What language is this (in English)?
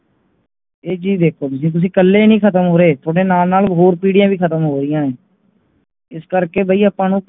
Punjabi